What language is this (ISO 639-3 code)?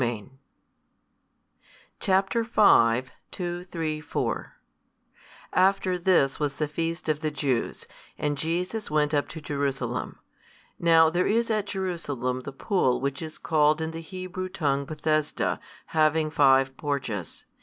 eng